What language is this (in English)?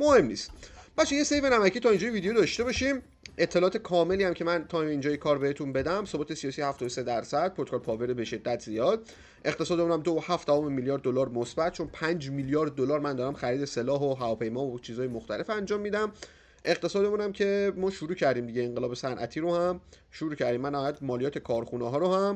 Persian